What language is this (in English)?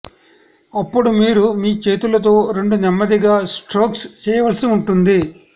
Telugu